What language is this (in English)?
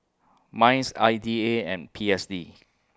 English